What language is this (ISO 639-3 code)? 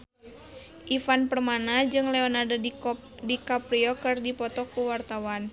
sun